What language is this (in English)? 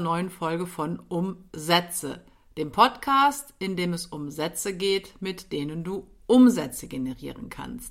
German